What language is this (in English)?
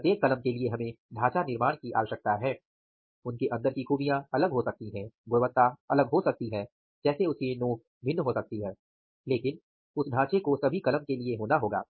Hindi